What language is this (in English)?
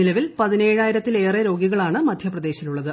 Malayalam